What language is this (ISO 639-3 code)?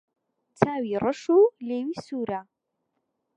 ckb